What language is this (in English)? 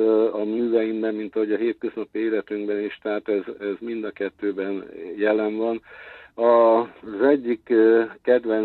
Hungarian